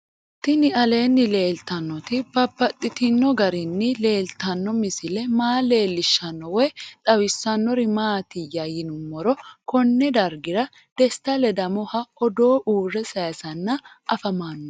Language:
Sidamo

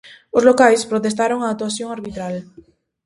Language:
Galician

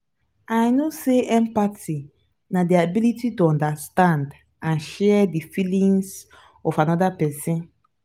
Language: Nigerian Pidgin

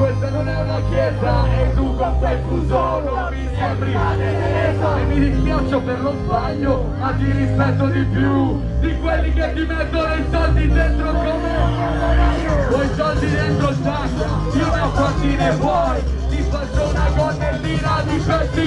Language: Polish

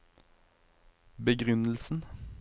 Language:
Norwegian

